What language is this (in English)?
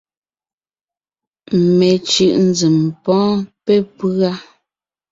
Ngiemboon